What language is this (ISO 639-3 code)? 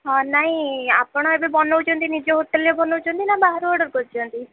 ori